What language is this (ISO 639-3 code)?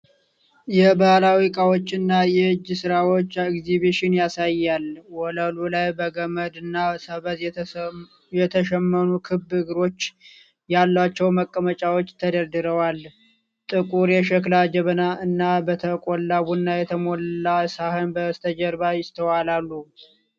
amh